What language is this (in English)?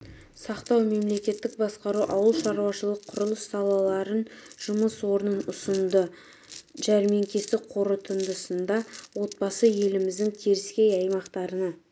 Kazakh